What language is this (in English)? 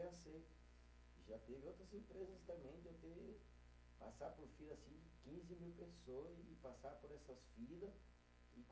Portuguese